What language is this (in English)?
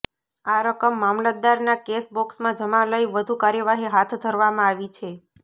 Gujarati